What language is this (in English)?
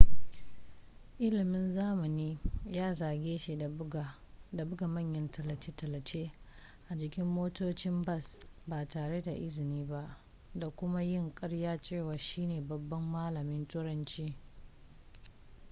Hausa